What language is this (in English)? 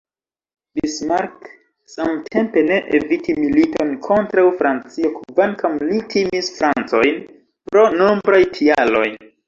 Esperanto